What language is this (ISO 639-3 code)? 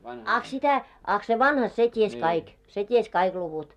fin